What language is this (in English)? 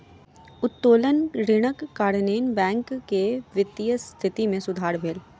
Maithili